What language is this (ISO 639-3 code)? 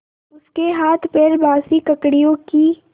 hin